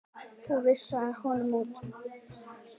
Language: Icelandic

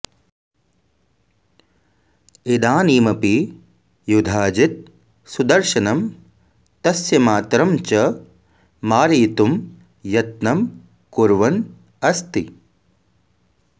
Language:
Sanskrit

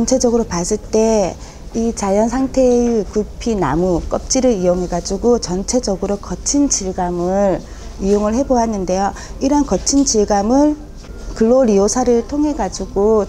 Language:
Korean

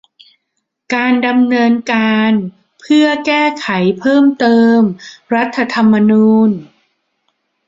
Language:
Thai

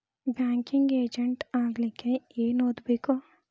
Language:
Kannada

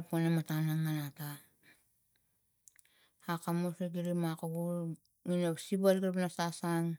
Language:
Tigak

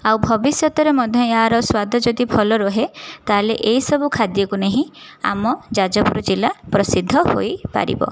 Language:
Odia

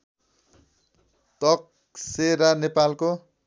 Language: Nepali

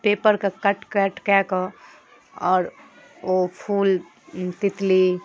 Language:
Maithili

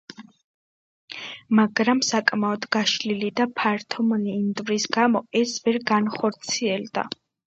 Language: Georgian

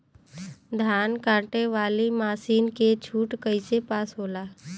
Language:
Bhojpuri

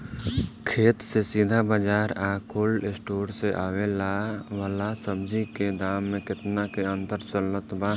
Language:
Bhojpuri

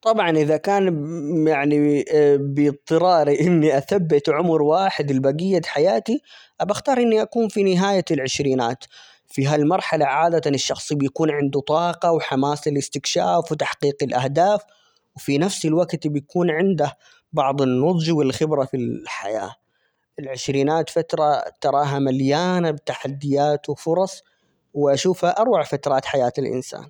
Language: Omani Arabic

